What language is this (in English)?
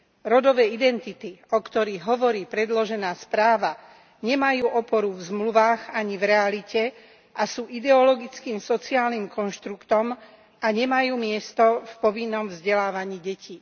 Slovak